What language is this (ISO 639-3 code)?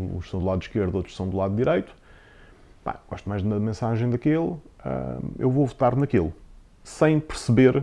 por